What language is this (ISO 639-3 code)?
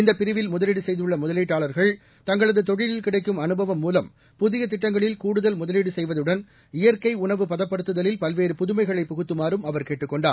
tam